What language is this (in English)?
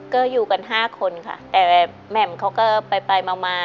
Thai